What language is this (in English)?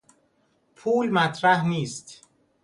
Persian